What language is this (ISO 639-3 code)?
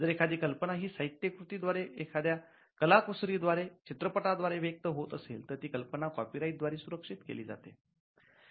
mar